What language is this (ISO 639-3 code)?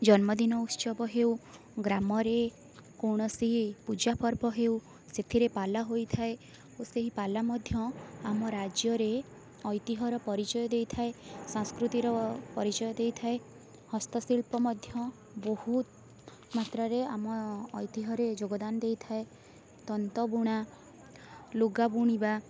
ori